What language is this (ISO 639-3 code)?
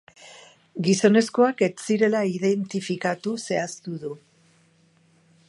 eus